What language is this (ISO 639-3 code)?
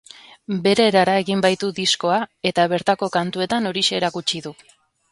eus